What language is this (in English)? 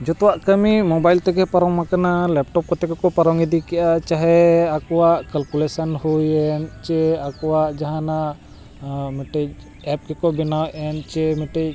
Santali